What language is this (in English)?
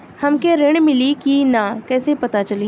Bhojpuri